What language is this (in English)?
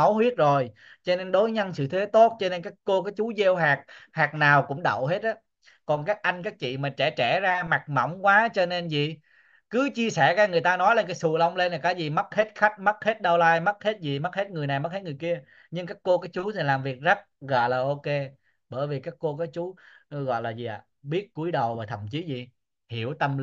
Vietnamese